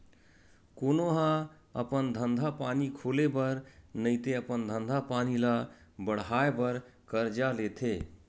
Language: Chhattisgarhi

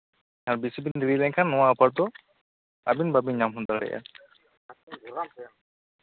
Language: Santali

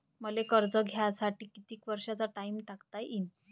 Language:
Marathi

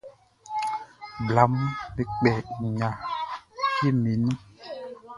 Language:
Baoulé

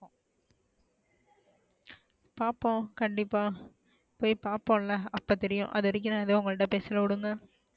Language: Tamil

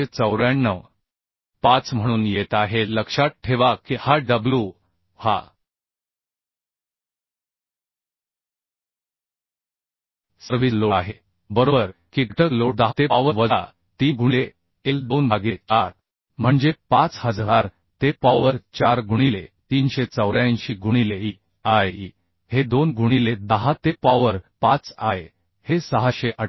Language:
Marathi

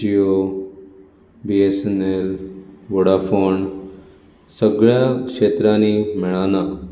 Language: Konkani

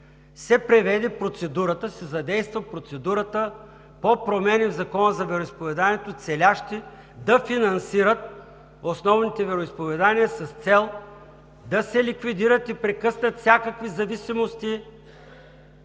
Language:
Bulgarian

